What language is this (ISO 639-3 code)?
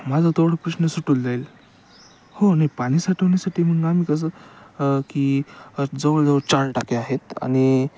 mar